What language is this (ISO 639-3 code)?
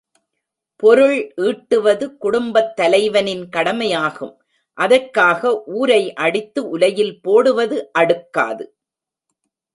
tam